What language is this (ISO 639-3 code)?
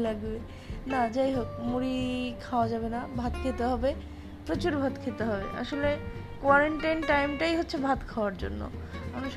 ben